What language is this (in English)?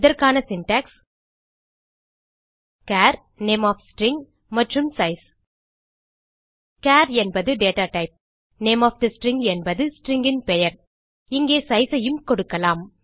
Tamil